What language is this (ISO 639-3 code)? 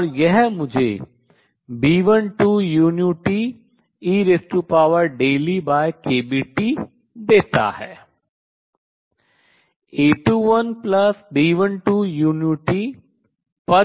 hin